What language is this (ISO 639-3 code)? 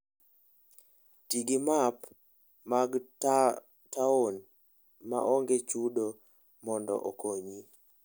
luo